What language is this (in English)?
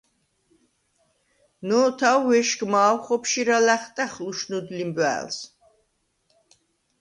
Svan